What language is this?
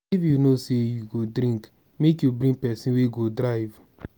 Nigerian Pidgin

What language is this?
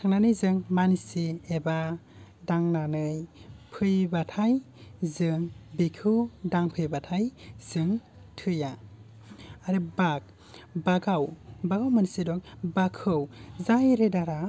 Bodo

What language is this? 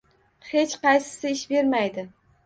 Uzbek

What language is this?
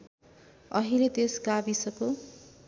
Nepali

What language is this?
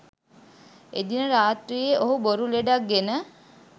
Sinhala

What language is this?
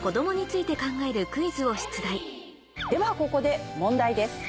Japanese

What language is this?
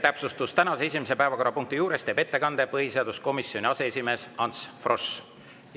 Estonian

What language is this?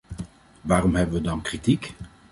Dutch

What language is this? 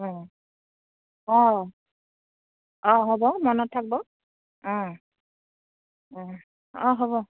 Assamese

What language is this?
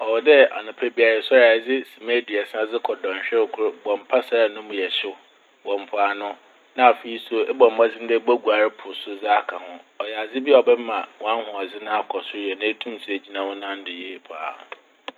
Akan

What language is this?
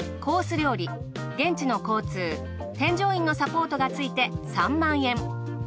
Japanese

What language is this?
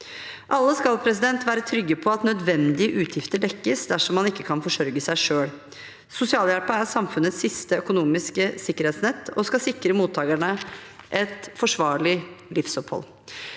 Norwegian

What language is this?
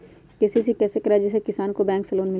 Magahi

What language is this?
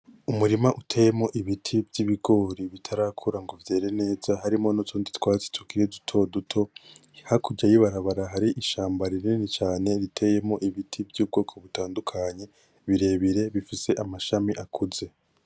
Rundi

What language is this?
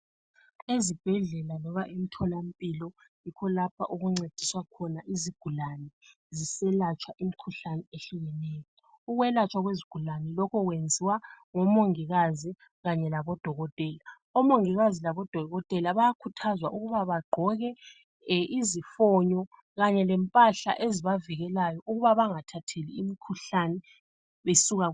North Ndebele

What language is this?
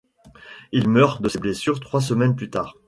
French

